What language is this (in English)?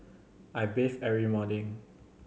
English